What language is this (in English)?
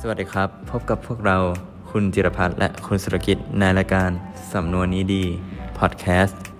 Thai